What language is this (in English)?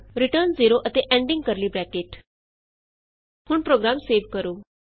Punjabi